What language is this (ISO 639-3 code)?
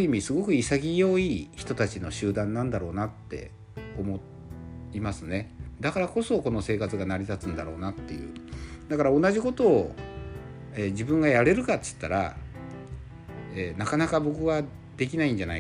jpn